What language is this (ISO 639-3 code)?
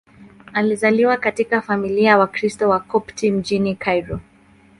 swa